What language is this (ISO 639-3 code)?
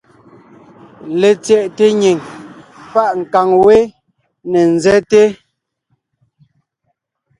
nnh